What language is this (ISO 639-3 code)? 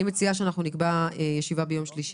heb